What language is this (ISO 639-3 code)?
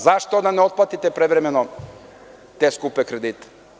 srp